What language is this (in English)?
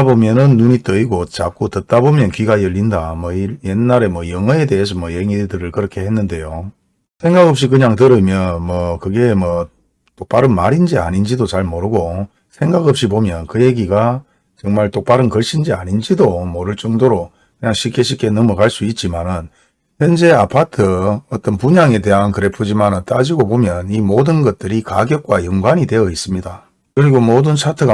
Korean